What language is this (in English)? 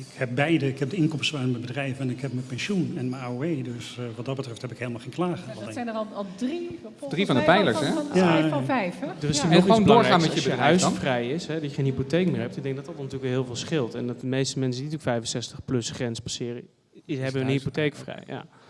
Dutch